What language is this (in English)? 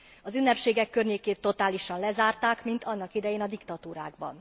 Hungarian